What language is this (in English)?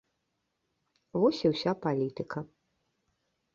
Belarusian